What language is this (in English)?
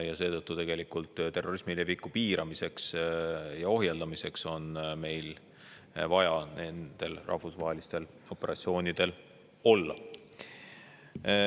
Estonian